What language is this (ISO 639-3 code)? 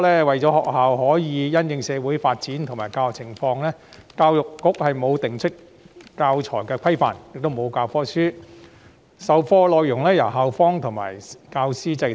yue